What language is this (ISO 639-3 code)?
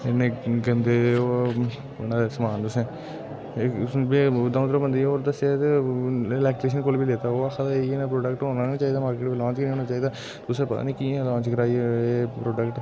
doi